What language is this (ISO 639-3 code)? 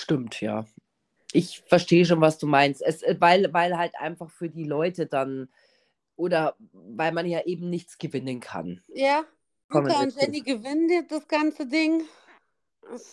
deu